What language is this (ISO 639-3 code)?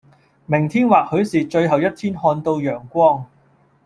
yue